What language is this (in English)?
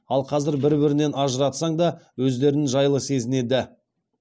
Kazakh